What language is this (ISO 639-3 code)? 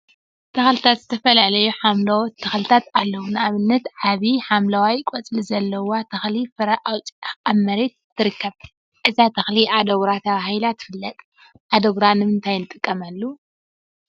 tir